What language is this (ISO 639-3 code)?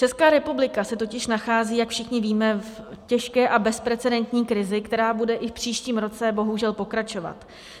ces